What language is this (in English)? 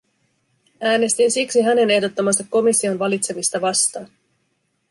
Finnish